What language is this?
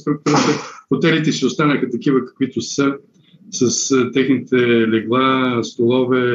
Bulgarian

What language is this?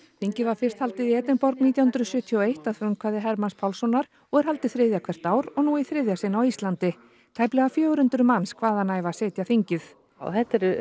Icelandic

